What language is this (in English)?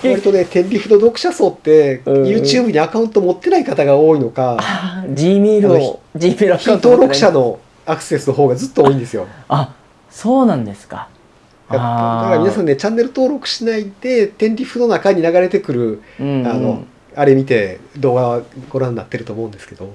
Japanese